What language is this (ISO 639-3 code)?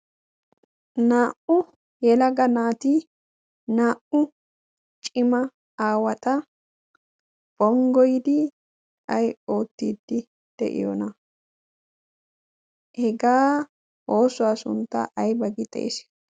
wal